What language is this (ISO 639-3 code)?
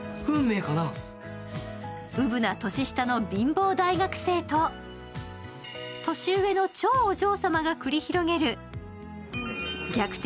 jpn